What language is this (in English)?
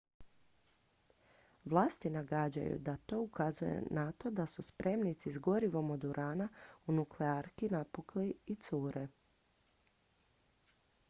Croatian